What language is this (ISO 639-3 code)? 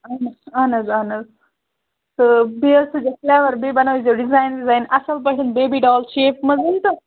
kas